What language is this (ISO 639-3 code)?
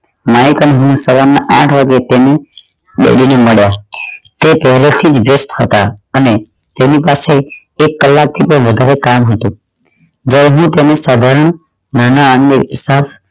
guj